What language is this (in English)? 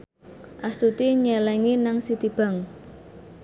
Javanese